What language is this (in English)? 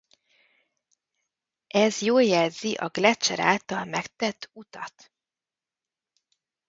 Hungarian